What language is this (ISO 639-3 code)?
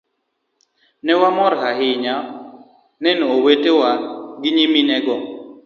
luo